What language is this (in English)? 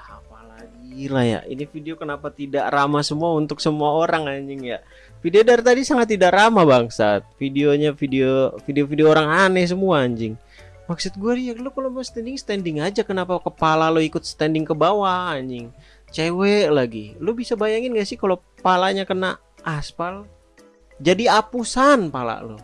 Indonesian